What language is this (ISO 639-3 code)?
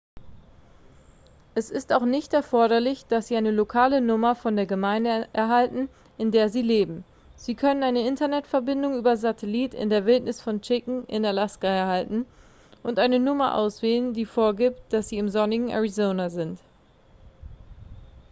deu